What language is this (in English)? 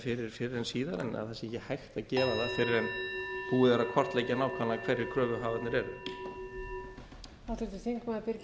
Icelandic